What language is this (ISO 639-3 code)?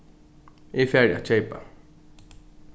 fao